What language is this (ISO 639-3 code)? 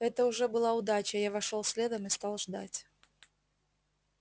rus